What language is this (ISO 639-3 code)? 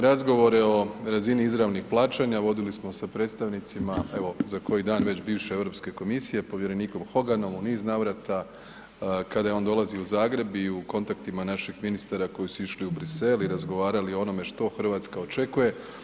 hrv